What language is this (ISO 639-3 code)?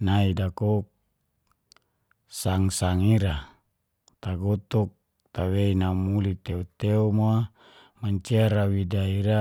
ges